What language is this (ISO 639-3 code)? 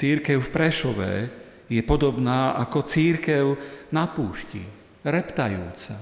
slk